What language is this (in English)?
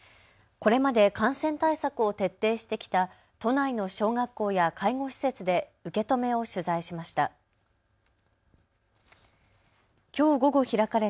Japanese